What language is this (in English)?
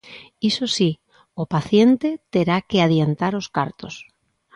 Galician